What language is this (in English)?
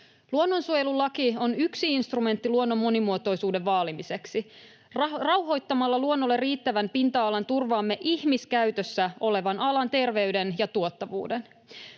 Finnish